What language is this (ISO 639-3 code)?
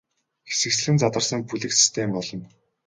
mon